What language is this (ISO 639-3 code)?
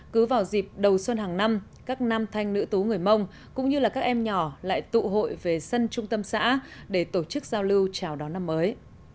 vie